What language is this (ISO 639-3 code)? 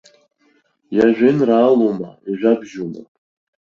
abk